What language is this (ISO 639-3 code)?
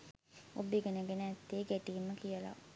sin